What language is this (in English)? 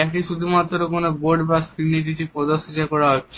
Bangla